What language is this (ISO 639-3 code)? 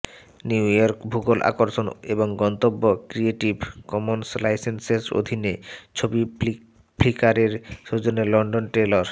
ben